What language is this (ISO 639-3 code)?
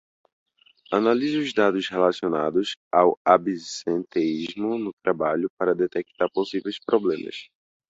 por